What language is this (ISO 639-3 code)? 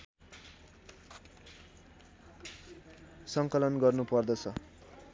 nep